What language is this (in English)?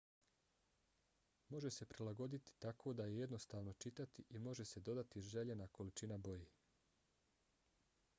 Bosnian